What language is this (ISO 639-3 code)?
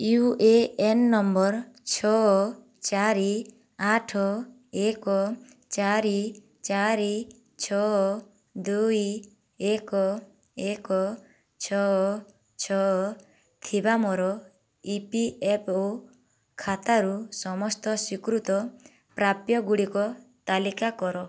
ori